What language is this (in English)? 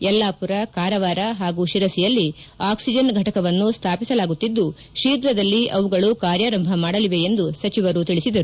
Kannada